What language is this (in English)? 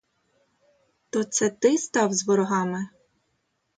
Ukrainian